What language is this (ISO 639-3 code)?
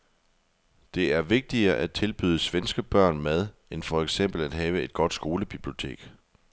dan